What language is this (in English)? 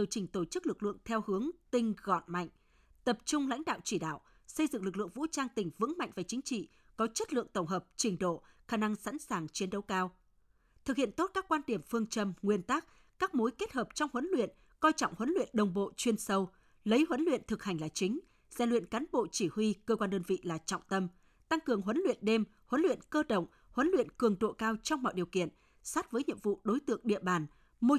Vietnamese